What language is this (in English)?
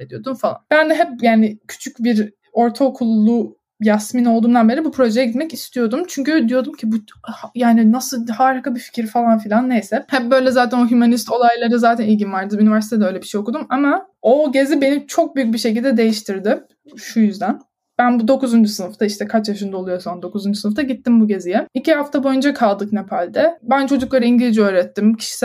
Turkish